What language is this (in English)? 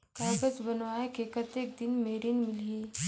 Chhattisgarhi